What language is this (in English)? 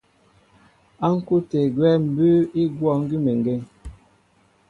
Mbo (Cameroon)